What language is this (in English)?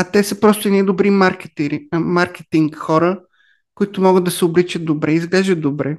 Bulgarian